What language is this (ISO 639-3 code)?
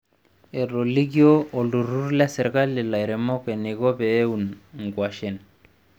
mas